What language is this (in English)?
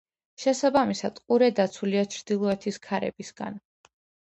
Georgian